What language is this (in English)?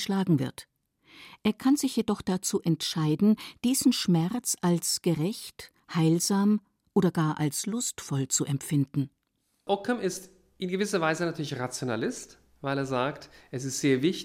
German